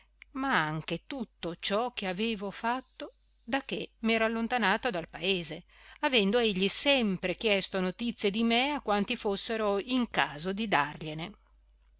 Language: Italian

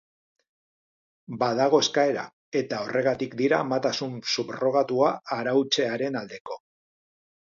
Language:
Basque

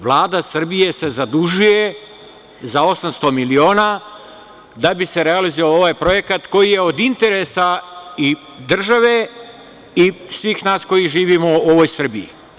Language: Serbian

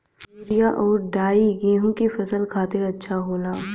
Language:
Bhojpuri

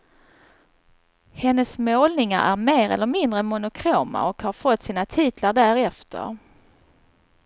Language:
Swedish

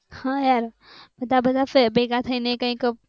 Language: Gujarati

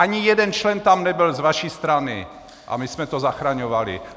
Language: Czech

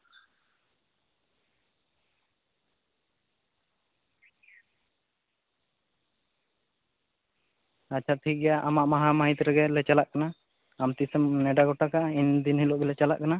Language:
Santali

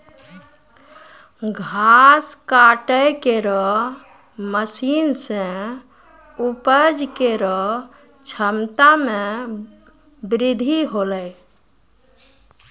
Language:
Maithili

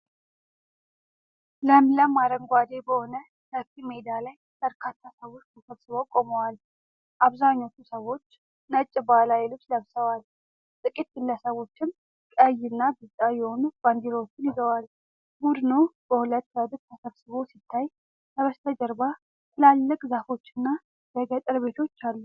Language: Amharic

